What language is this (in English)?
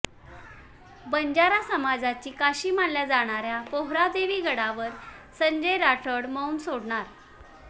Marathi